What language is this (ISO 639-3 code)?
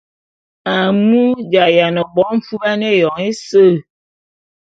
bum